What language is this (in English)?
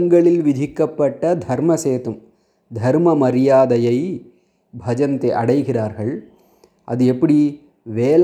Tamil